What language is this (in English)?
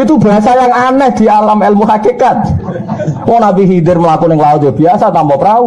Indonesian